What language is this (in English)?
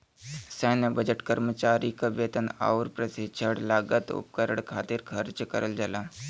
Bhojpuri